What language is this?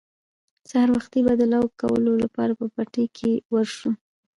Pashto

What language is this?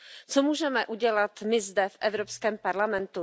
Czech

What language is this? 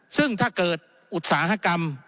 Thai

